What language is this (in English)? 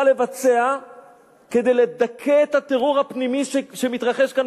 Hebrew